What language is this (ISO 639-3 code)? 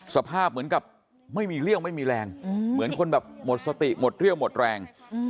tha